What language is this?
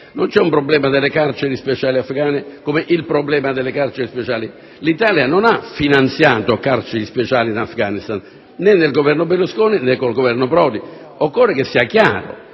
Italian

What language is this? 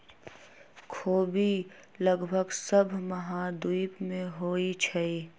Magahi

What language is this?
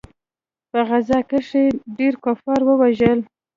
Pashto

